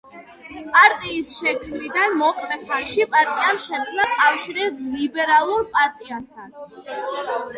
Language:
Georgian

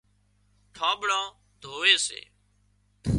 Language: Wadiyara Koli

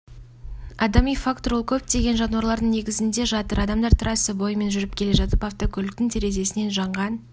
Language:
Kazakh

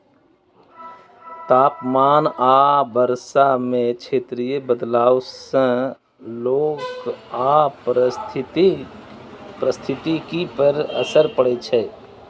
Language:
Maithili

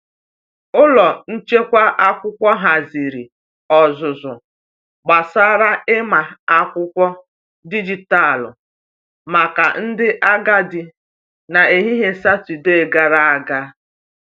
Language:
Igbo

